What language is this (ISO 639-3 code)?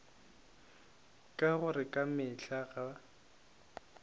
nso